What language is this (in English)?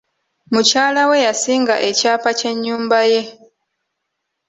Ganda